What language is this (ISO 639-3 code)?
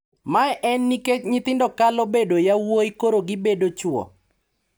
luo